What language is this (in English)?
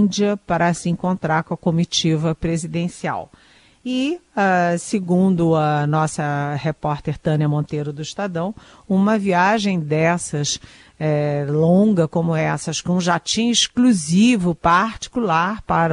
Portuguese